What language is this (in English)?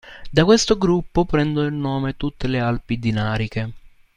Italian